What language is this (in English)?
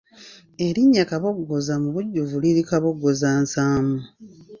Ganda